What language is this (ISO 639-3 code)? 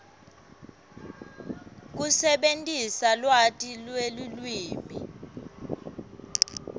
ssw